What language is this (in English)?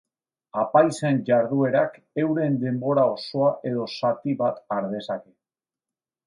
Basque